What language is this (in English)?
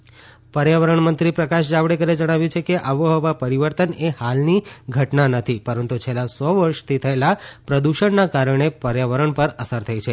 Gujarati